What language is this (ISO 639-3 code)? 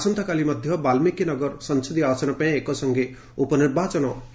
ori